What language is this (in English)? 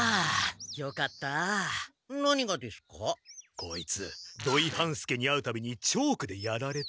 Japanese